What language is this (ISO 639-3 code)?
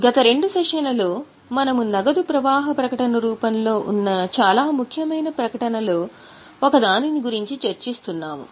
tel